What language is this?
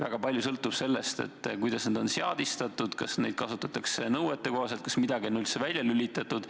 Estonian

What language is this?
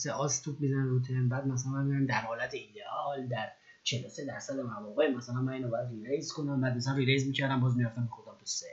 Persian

